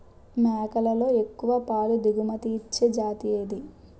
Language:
Telugu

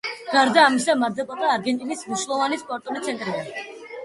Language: Georgian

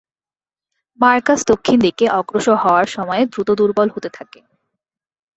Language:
Bangla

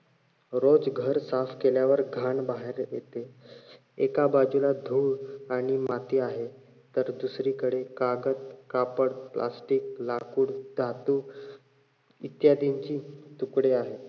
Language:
Marathi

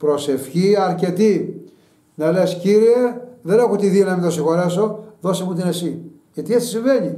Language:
Greek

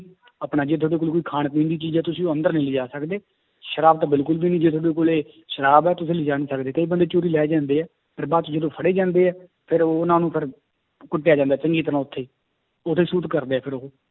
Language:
Punjabi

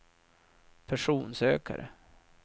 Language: Swedish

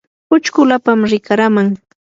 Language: Yanahuanca Pasco Quechua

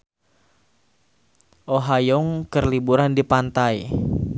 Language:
Sundanese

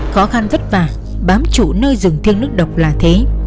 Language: Vietnamese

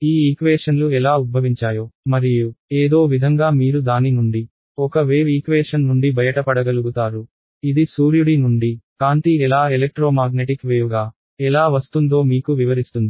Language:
Telugu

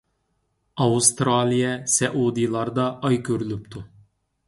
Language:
Uyghur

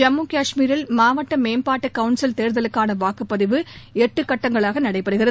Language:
Tamil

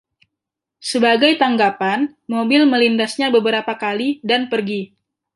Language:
Indonesian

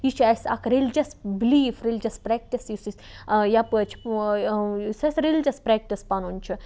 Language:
Kashmiri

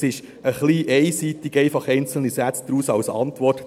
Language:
Swiss German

